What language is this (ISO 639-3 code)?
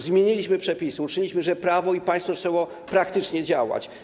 pol